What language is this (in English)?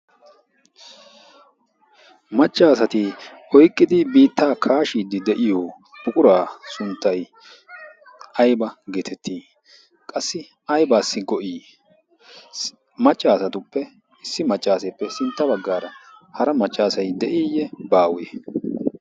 Wolaytta